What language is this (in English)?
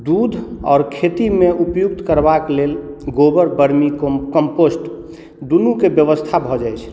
Maithili